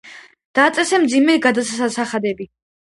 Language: Georgian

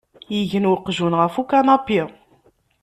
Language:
Kabyle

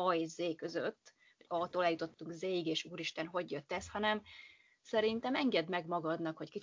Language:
Hungarian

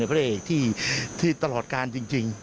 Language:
Thai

